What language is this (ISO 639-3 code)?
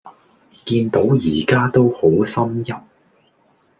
yue